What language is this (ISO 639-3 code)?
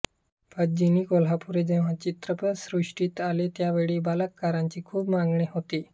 mar